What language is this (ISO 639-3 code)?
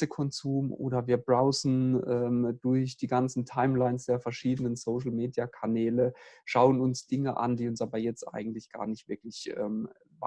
deu